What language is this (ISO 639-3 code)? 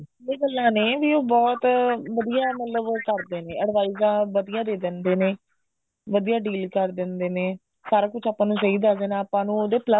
pan